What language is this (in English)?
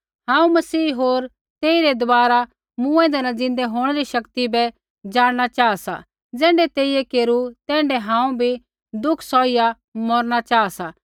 Kullu Pahari